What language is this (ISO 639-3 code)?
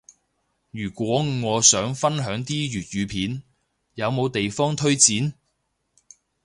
yue